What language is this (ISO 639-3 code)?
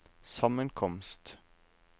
nor